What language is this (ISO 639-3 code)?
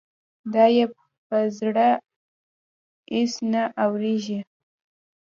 pus